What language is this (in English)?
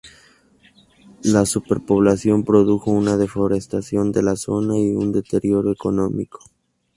Spanish